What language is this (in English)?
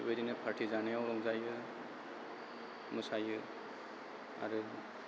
Bodo